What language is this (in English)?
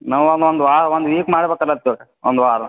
Kannada